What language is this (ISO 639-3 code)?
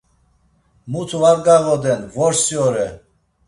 lzz